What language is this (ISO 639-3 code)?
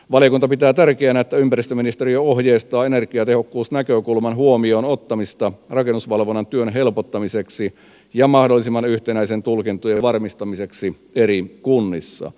fin